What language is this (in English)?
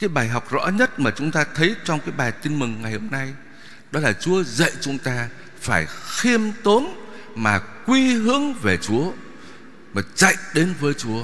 Vietnamese